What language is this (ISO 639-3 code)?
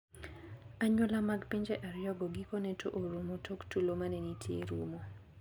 luo